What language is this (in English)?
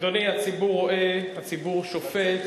Hebrew